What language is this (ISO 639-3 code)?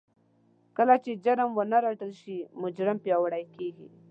pus